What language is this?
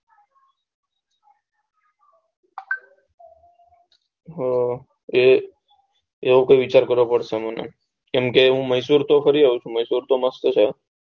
Gujarati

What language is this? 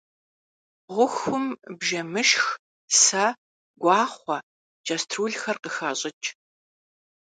Kabardian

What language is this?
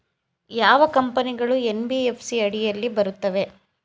Kannada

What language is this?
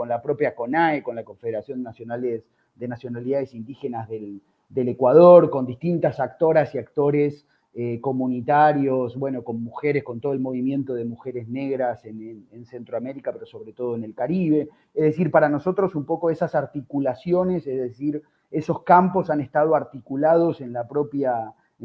Spanish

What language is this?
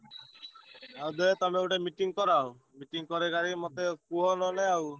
Odia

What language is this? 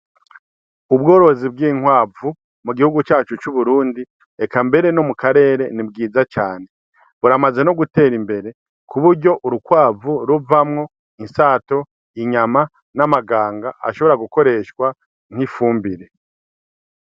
Rundi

